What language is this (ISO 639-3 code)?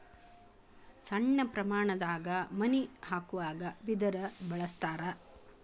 kan